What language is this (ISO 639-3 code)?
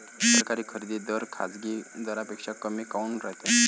mar